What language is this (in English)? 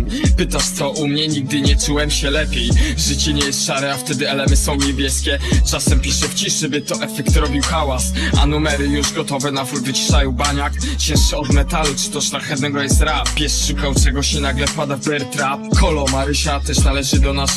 Polish